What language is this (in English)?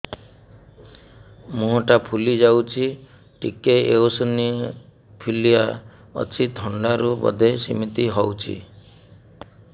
Odia